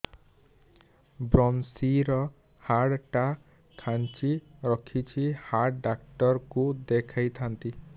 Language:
Odia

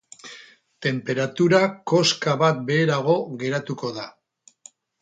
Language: Basque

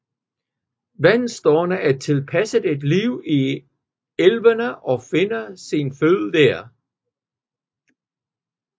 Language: Danish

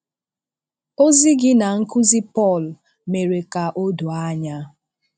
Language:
Igbo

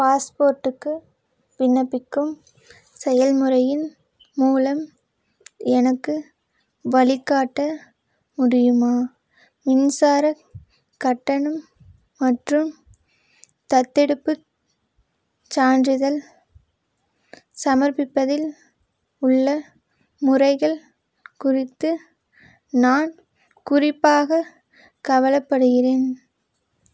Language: Tamil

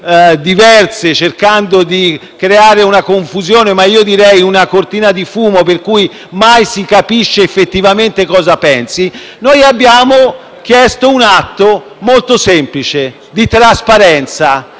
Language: Italian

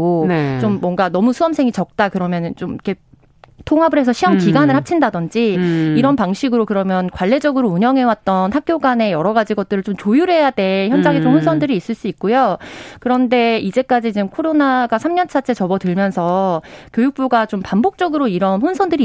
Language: Korean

